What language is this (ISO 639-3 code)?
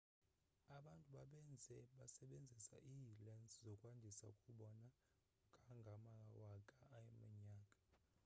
xho